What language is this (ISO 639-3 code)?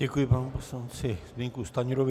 ces